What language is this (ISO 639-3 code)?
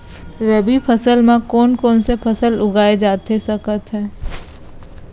hne